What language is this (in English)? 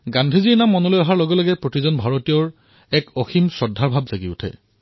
Assamese